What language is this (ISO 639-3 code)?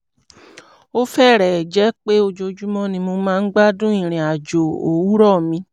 yor